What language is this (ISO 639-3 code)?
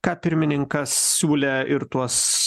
lit